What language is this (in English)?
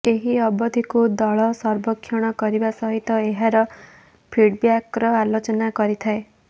Odia